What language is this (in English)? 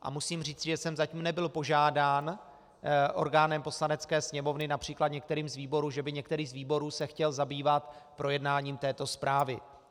Czech